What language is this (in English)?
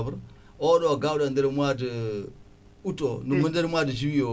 Fula